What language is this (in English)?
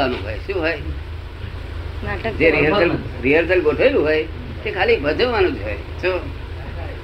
Gujarati